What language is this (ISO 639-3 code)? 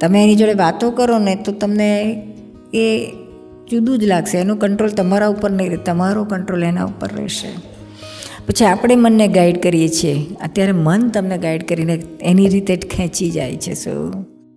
guj